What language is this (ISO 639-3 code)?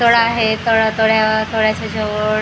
mar